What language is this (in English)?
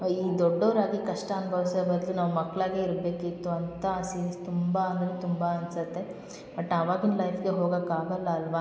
Kannada